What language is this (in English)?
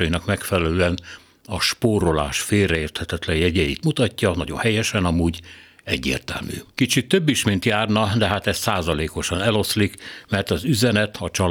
Hungarian